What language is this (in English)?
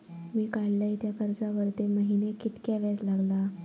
Marathi